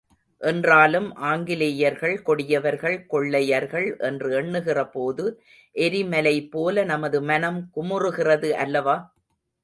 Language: Tamil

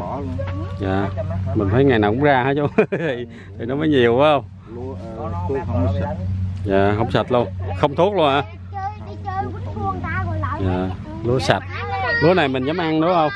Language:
Vietnamese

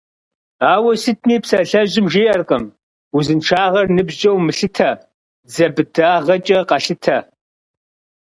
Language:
Kabardian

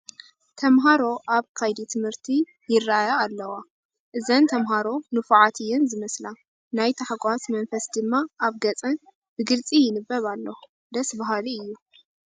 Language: Tigrinya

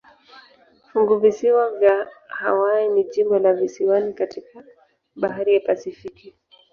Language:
Swahili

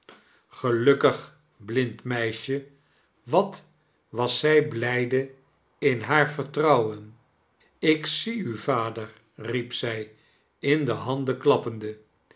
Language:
Dutch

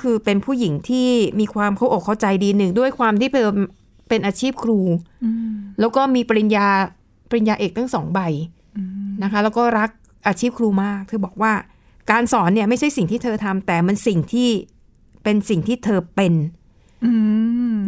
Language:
Thai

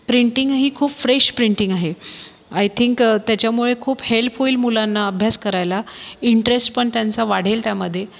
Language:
Marathi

